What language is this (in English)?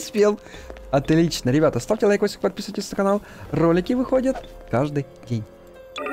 Russian